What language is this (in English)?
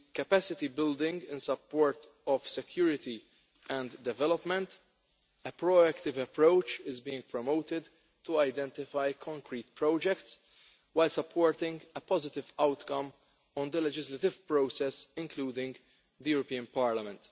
English